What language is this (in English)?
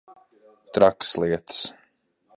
Latvian